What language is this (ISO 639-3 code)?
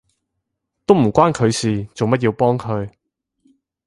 yue